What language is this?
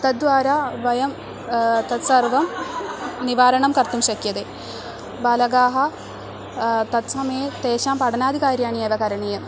Sanskrit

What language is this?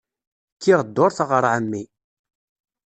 Kabyle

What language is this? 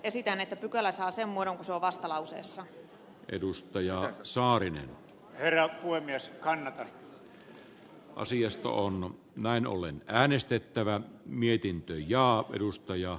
Finnish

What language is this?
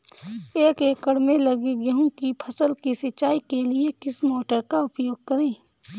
Hindi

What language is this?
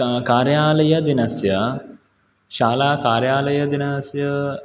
Sanskrit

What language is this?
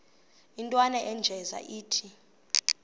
Xhosa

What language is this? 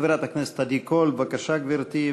Hebrew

